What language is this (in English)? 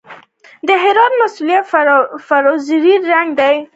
Pashto